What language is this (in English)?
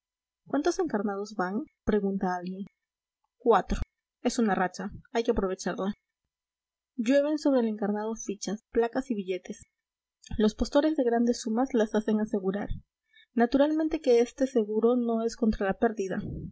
Spanish